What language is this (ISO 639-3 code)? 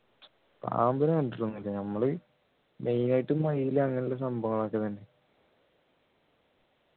mal